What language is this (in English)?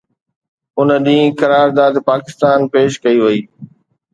Sindhi